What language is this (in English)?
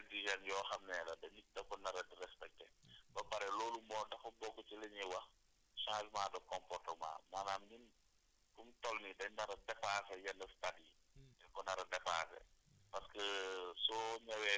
Wolof